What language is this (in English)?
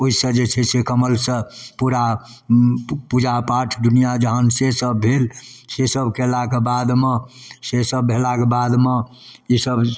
Maithili